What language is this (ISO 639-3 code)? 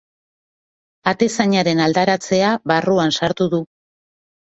eus